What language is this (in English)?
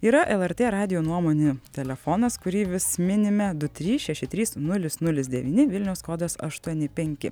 Lithuanian